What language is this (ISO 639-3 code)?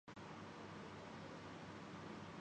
urd